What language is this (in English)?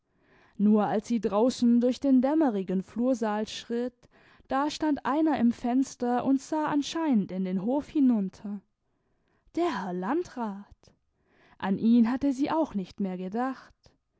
German